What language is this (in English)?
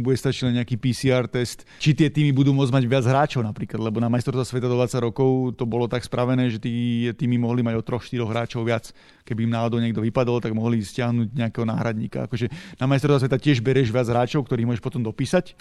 Slovak